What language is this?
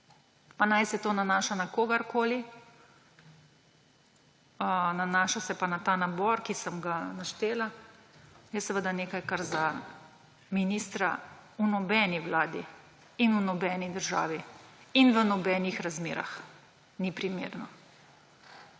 Slovenian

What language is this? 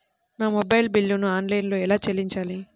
Telugu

